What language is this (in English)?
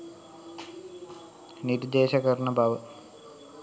Sinhala